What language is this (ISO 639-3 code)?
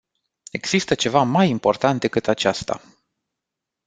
ron